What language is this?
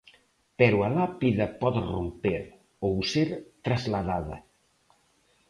Galician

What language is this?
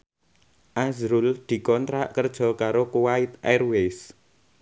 Javanese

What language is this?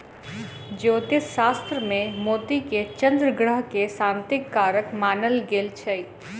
Maithili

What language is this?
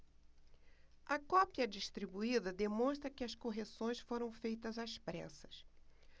Portuguese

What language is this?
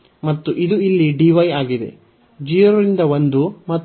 Kannada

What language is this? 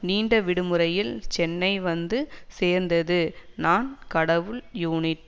Tamil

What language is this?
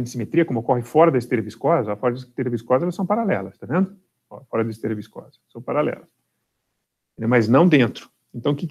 Portuguese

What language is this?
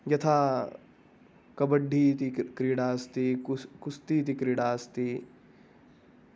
Sanskrit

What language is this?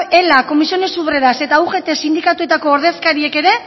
Basque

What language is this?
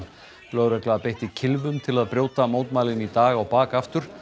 Icelandic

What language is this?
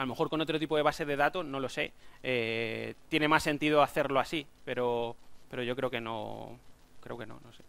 Spanish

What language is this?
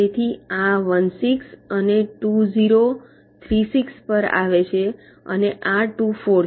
Gujarati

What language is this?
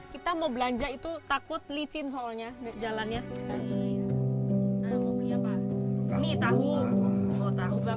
Indonesian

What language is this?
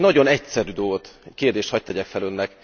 Hungarian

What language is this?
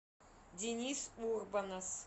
Russian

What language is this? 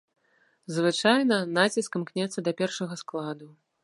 Belarusian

